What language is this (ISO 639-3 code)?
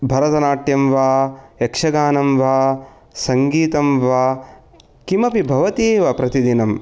san